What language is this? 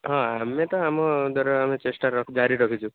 Odia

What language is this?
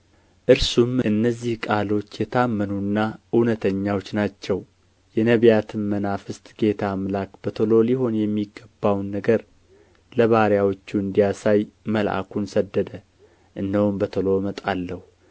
Amharic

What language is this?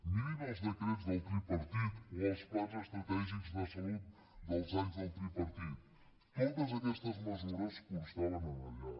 Catalan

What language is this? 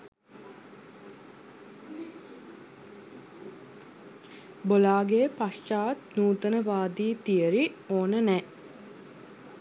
Sinhala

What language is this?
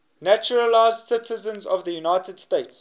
English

